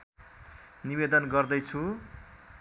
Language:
Nepali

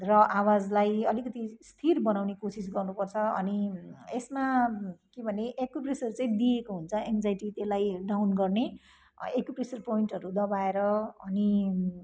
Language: Nepali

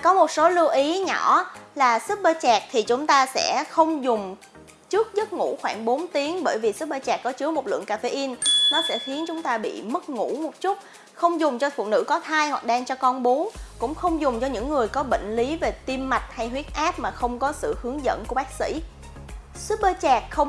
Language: Vietnamese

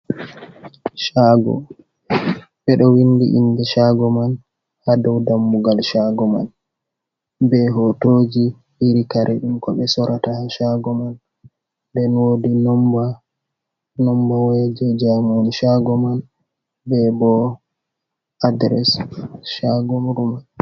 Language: Fula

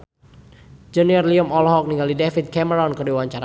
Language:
Sundanese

